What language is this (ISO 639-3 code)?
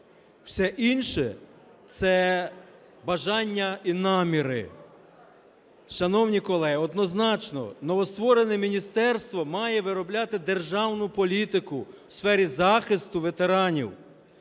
ukr